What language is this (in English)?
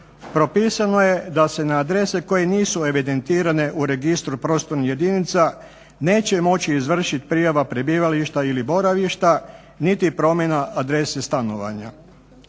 Croatian